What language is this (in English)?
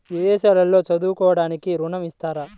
Telugu